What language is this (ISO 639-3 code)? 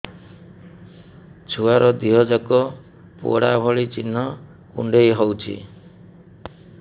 ori